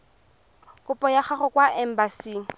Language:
Tswana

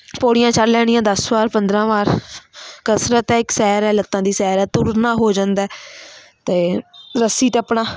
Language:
Punjabi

